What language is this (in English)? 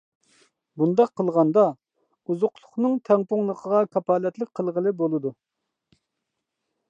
Uyghur